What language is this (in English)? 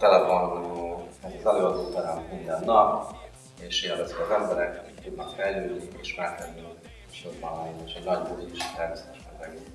Hungarian